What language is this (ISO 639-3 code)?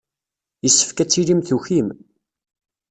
kab